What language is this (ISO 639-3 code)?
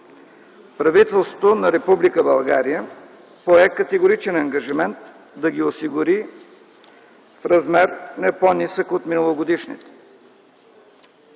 bul